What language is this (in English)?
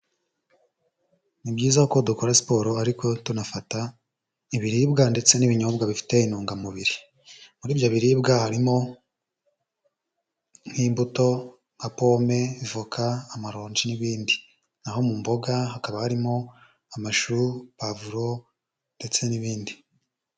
Kinyarwanda